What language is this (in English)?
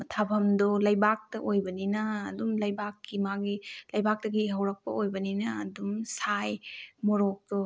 Manipuri